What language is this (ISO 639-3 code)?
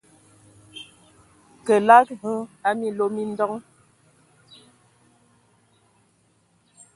ewo